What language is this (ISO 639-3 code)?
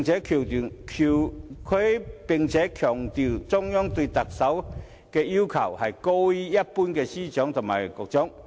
yue